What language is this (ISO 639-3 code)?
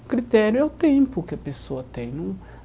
por